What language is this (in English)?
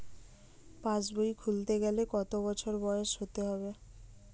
Bangla